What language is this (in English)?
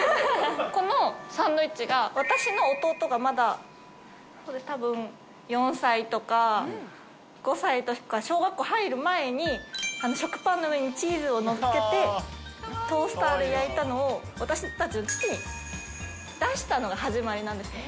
Japanese